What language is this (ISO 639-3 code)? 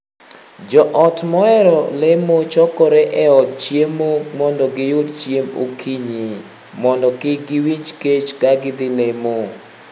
luo